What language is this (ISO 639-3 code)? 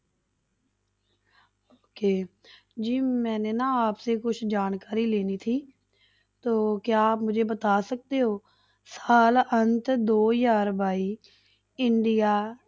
pan